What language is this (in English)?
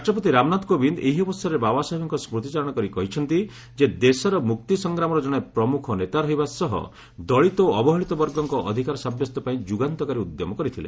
Odia